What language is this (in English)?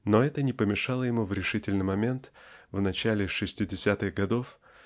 Russian